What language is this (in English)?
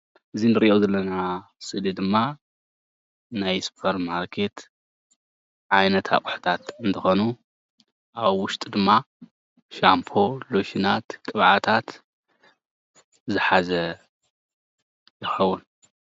Tigrinya